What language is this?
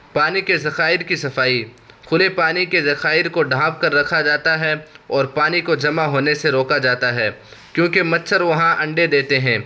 Urdu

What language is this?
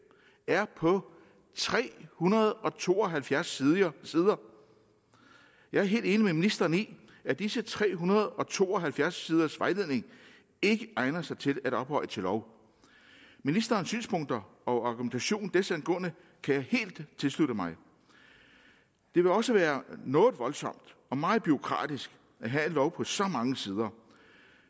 Danish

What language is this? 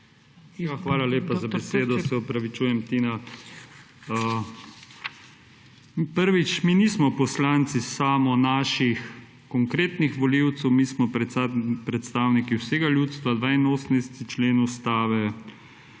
Slovenian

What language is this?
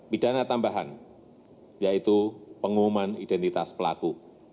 Indonesian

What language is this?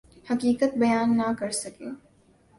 Urdu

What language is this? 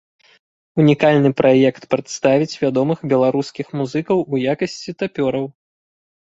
Belarusian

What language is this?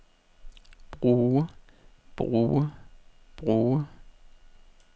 Danish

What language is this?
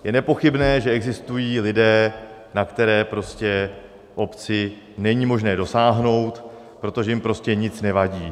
Czech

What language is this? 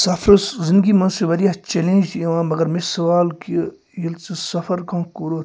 Kashmiri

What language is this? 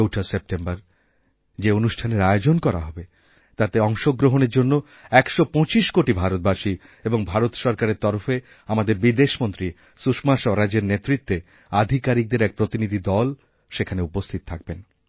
Bangla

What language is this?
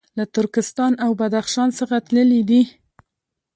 Pashto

